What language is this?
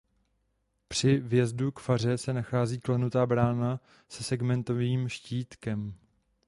Czech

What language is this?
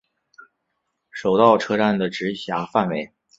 Chinese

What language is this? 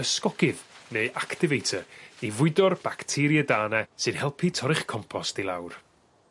Welsh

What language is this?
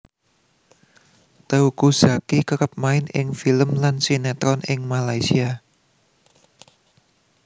Javanese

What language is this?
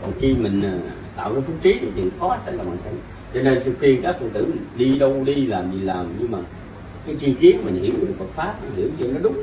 Vietnamese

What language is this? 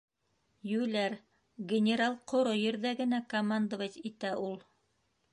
Bashkir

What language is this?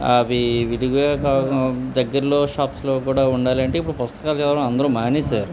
Telugu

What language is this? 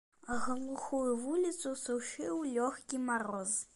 Belarusian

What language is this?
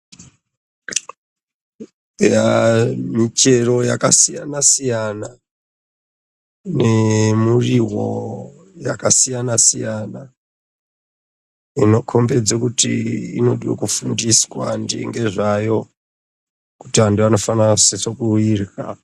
Ndau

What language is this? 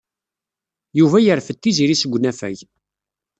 Kabyle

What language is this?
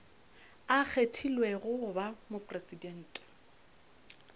Northern Sotho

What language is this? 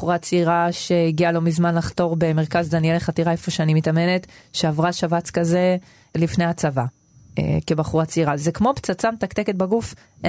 Hebrew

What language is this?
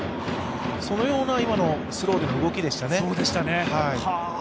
Japanese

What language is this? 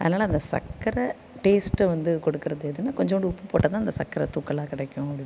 Tamil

